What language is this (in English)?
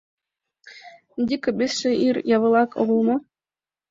Mari